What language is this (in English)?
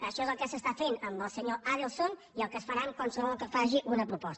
Catalan